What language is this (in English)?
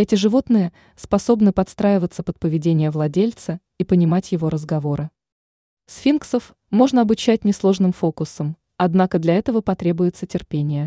Russian